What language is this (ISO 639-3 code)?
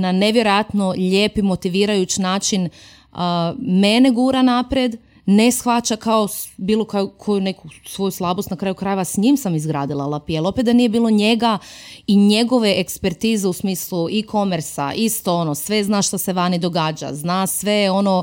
hrv